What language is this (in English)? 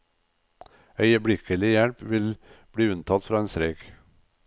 Norwegian